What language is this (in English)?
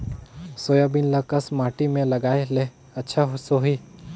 Chhattisgarhi